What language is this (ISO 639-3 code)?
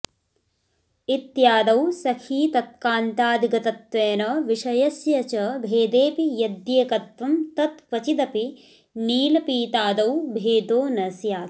san